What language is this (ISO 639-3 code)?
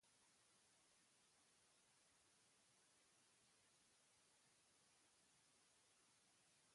eus